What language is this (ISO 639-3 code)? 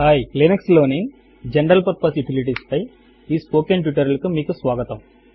tel